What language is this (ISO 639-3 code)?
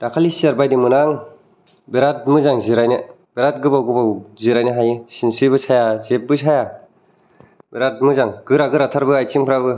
brx